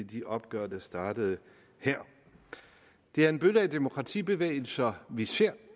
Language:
Danish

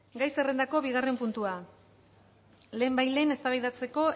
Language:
Basque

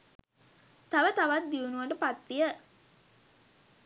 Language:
Sinhala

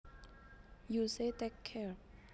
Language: Javanese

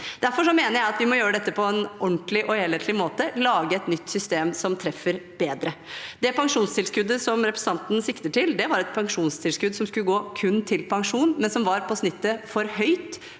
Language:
Norwegian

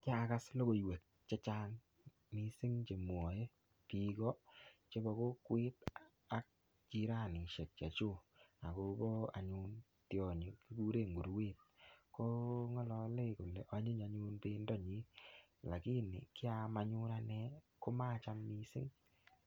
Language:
Kalenjin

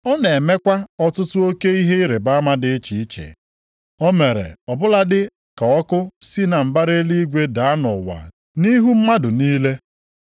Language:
Igbo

